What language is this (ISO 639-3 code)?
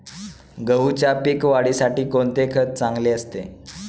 mar